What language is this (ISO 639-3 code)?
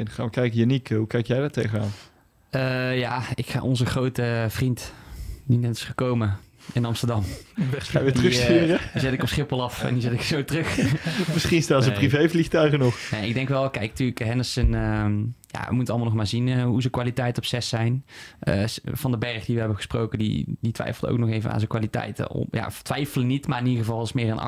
nld